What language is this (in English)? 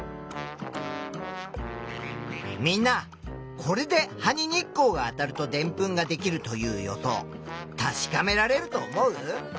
Japanese